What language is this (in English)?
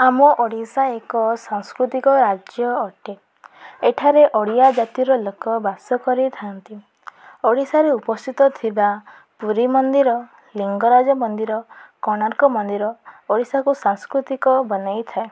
Odia